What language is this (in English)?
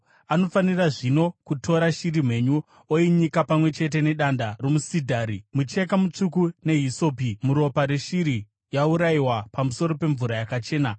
Shona